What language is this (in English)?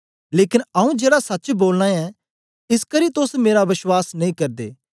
Dogri